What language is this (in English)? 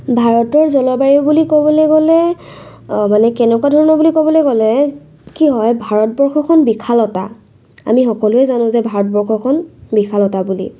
Assamese